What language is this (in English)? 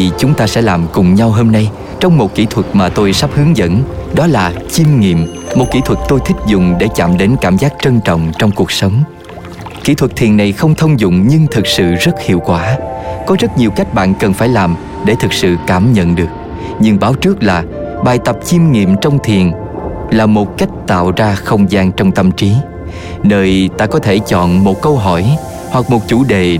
Vietnamese